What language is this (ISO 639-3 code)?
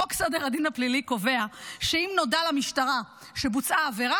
heb